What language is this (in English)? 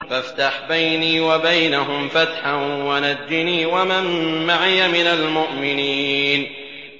Arabic